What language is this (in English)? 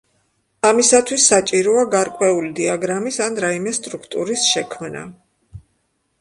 Georgian